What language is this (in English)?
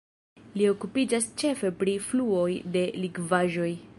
Esperanto